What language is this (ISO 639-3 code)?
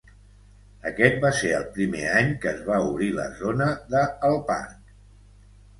cat